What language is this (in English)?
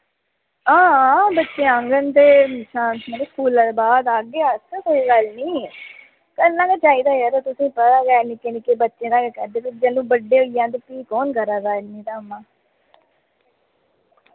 Dogri